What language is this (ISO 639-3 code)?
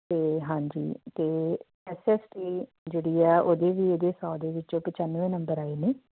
pan